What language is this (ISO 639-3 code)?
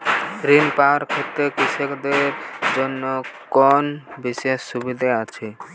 ben